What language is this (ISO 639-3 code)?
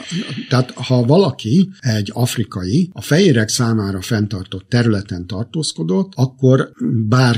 hun